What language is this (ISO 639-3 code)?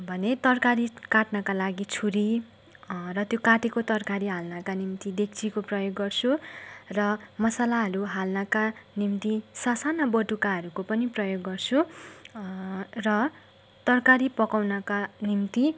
nep